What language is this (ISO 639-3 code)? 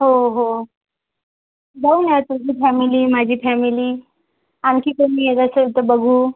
mar